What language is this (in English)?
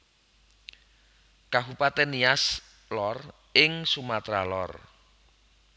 Javanese